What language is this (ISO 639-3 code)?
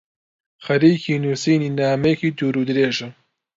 ckb